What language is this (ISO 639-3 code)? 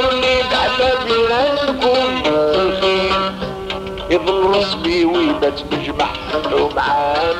ara